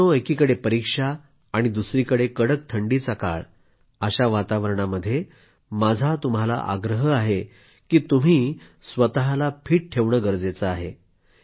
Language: Marathi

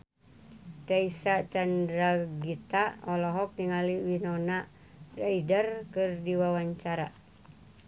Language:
Sundanese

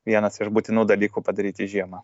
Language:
Lithuanian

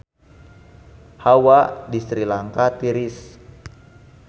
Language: Sundanese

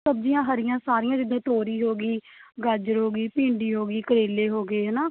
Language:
Punjabi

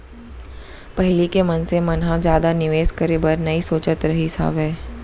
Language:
Chhattisgarhi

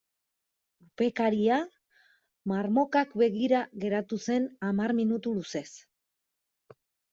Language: Basque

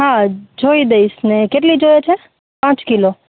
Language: Gujarati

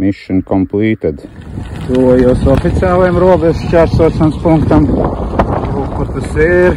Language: Latvian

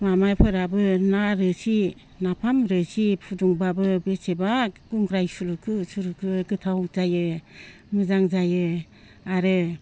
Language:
Bodo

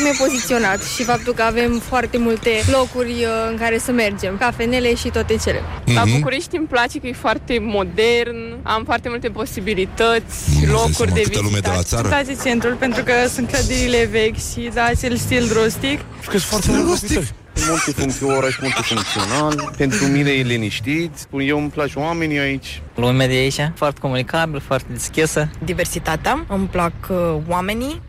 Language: Romanian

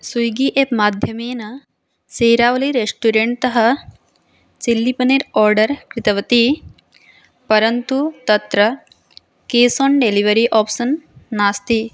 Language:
Sanskrit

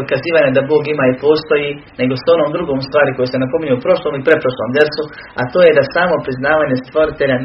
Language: Croatian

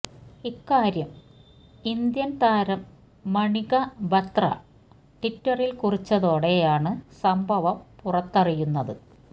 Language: Malayalam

